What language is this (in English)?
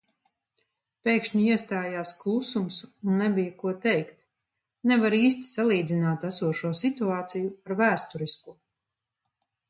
Latvian